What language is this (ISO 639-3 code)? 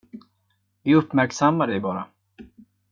swe